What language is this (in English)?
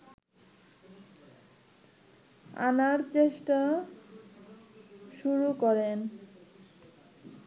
Bangla